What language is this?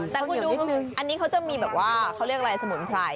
Thai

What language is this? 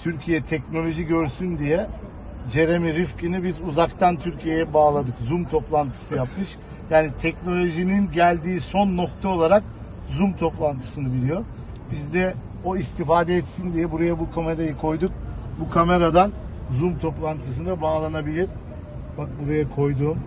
Turkish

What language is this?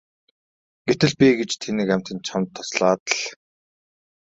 Mongolian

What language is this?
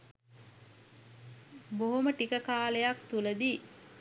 Sinhala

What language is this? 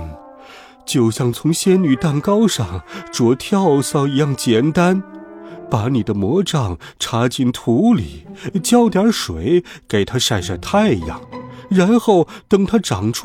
Chinese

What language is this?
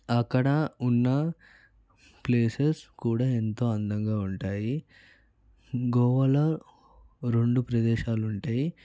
Telugu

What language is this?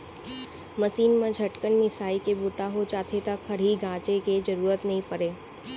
Chhattisgarhi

